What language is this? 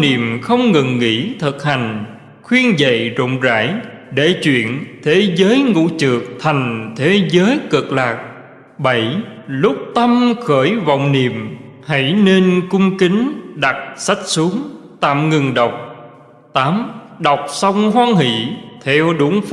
Vietnamese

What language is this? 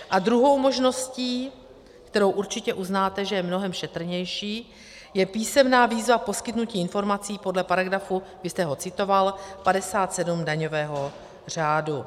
Czech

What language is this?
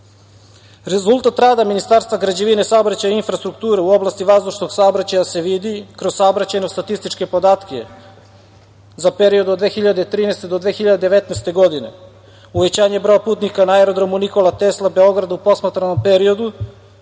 Serbian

